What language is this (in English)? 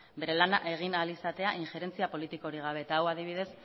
Basque